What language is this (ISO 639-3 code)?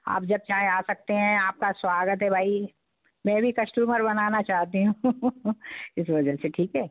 hin